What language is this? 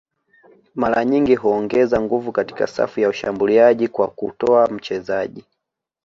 Swahili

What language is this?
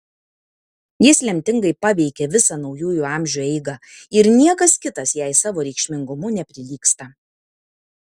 Lithuanian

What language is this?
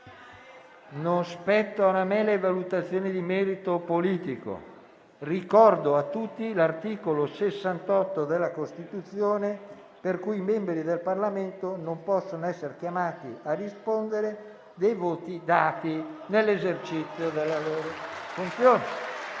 Italian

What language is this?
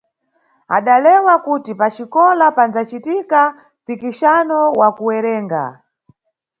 Nyungwe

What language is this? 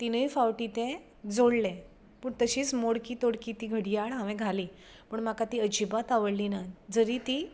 Konkani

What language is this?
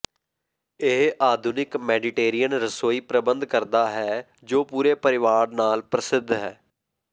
Punjabi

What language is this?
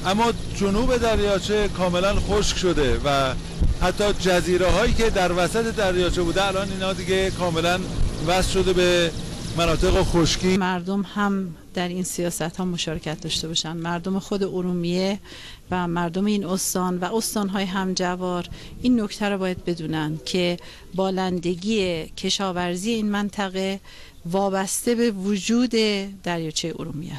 Persian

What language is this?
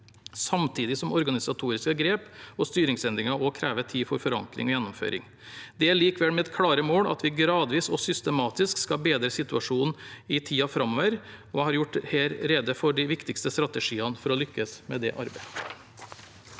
Norwegian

